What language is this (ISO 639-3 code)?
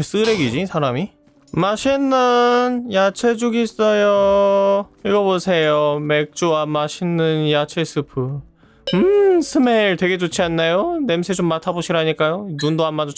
kor